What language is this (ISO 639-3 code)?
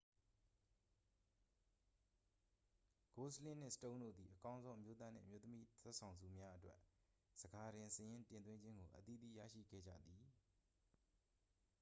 mya